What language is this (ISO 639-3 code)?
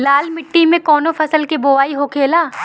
bho